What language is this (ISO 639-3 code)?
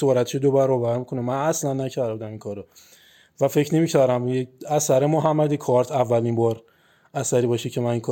fas